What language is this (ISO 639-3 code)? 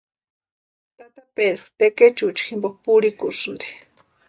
pua